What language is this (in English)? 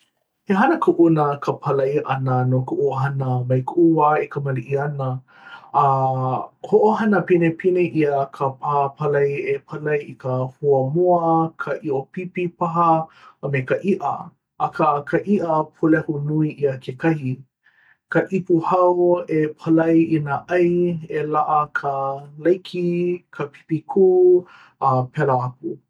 Hawaiian